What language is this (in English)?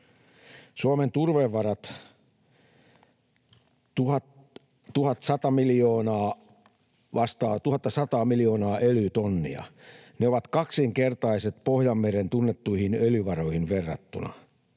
Finnish